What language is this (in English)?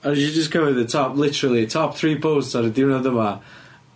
Welsh